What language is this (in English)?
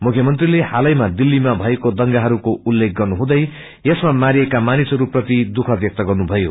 Nepali